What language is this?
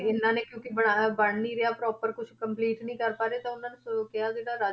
Punjabi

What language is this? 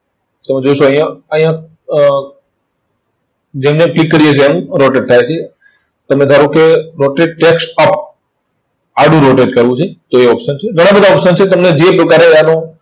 Gujarati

